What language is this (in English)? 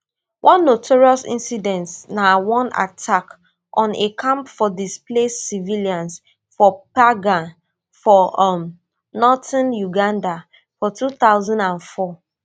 Nigerian Pidgin